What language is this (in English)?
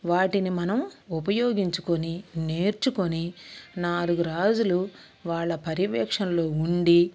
Telugu